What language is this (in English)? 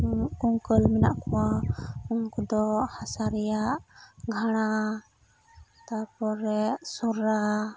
Santali